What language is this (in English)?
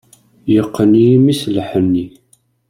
Kabyle